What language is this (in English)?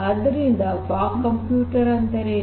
Kannada